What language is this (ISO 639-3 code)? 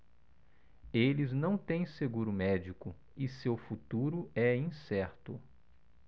por